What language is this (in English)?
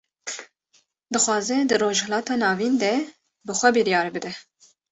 Kurdish